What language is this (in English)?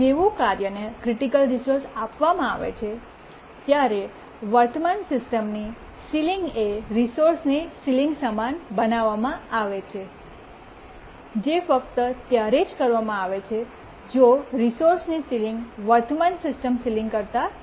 Gujarati